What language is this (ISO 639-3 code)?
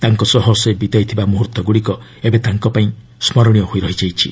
ori